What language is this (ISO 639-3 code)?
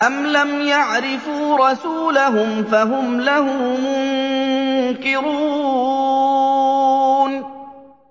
ara